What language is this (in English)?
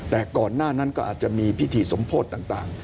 Thai